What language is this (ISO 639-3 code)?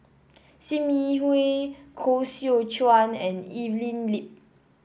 eng